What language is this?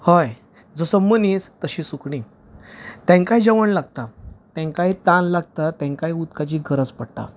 Konkani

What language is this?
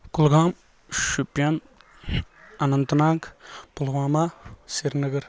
Kashmiri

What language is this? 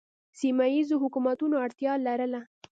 Pashto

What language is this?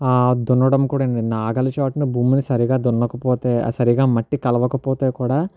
Telugu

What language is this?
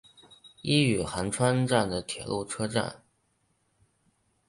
Chinese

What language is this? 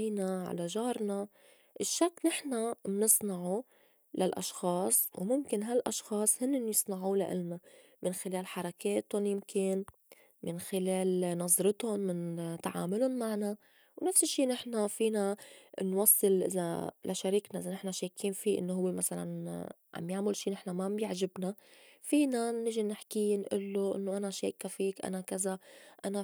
North Levantine Arabic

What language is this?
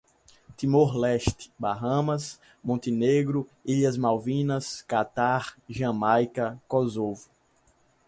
Portuguese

